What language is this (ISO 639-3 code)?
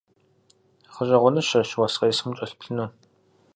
kbd